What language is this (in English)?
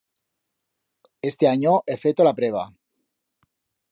Aragonese